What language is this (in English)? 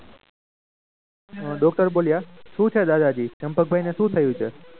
Gujarati